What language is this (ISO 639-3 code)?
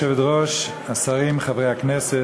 heb